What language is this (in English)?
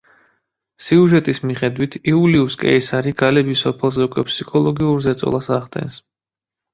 Georgian